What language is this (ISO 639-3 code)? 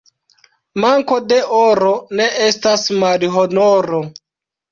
epo